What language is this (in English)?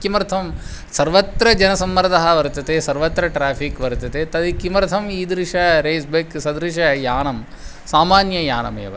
Sanskrit